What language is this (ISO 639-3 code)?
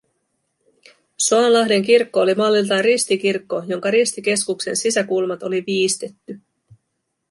fin